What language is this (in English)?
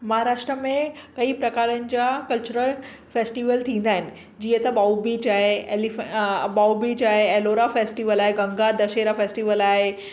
Sindhi